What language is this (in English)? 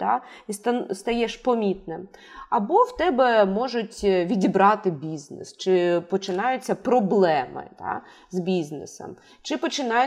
Ukrainian